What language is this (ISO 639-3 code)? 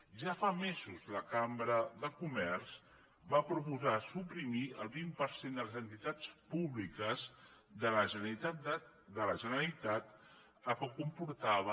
cat